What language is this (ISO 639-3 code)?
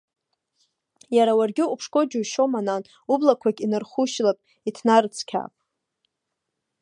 abk